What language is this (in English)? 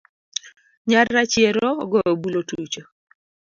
Luo (Kenya and Tanzania)